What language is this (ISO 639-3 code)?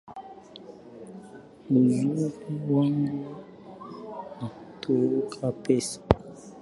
swa